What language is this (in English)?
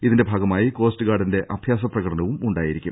Malayalam